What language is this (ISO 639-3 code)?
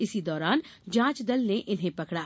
hin